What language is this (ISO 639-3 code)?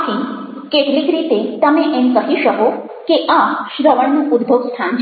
guj